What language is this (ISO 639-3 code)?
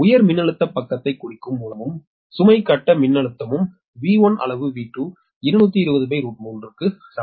tam